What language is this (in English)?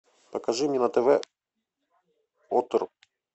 Russian